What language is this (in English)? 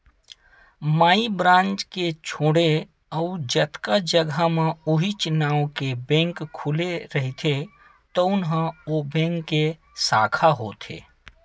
Chhattisgarhi